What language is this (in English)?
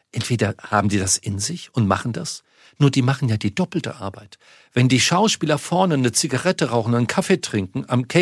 German